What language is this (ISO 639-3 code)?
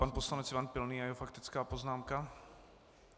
ces